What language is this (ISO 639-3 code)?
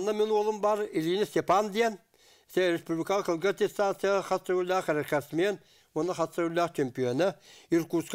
tur